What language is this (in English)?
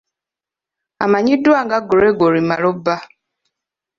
Ganda